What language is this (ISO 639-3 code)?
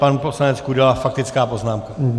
ces